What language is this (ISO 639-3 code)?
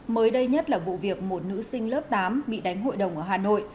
vie